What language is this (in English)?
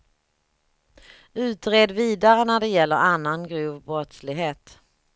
Swedish